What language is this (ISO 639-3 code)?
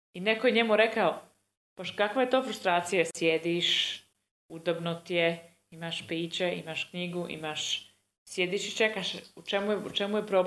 hrv